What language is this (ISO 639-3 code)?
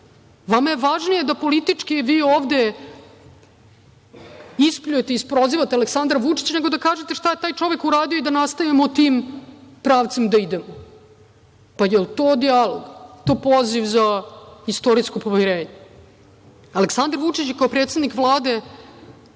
srp